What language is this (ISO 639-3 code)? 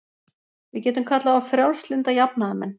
isl